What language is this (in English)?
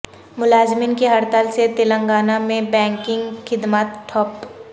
Urdu